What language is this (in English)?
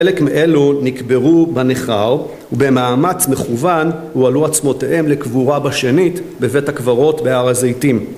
Hebrew